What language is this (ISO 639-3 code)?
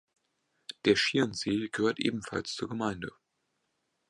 deu